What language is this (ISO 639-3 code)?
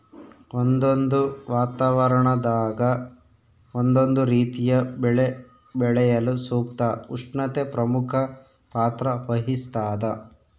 kan